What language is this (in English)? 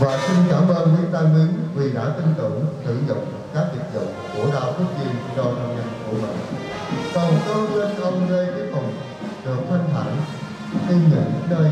Vietnamese